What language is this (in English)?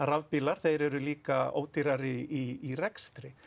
Icelandic